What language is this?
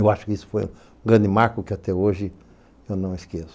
Portuguese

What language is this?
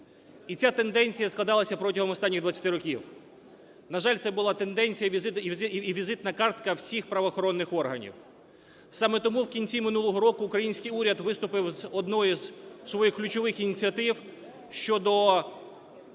Ukrainian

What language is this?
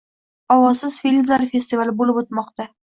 Uzbek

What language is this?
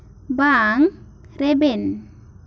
Santali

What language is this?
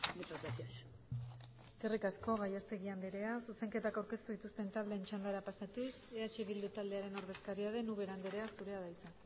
Basque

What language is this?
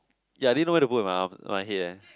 English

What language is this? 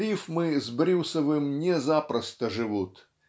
Russian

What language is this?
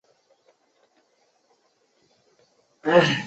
Chinese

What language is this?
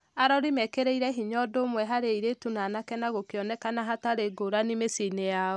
Kikuyu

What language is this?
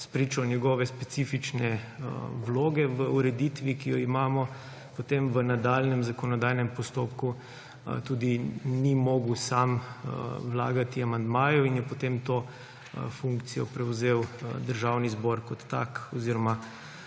Slovenian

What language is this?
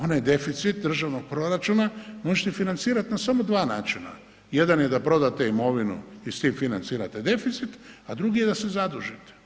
Croatian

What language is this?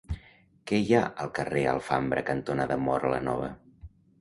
Catalan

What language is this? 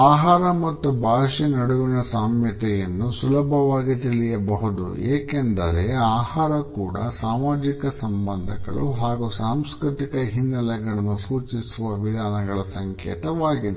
Kannada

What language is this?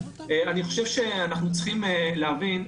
Hebrew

